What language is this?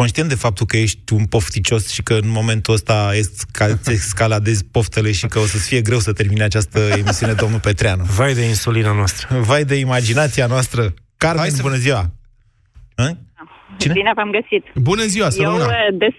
Romanian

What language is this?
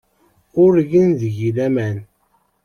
Kabyle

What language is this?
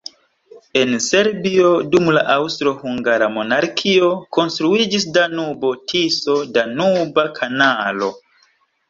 Esperanto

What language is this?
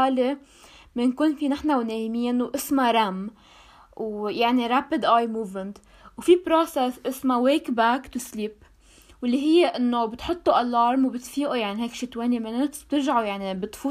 Arabic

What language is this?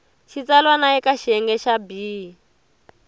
Tsonga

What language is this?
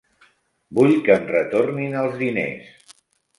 Catalan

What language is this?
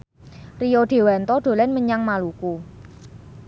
Javanese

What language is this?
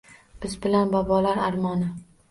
Uzbek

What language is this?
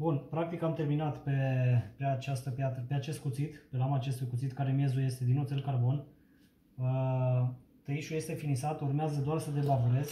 Romanian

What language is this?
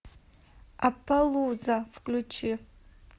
Russian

